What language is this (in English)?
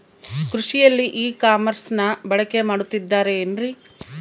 Kannada